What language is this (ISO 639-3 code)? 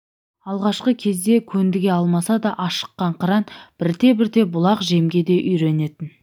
kaz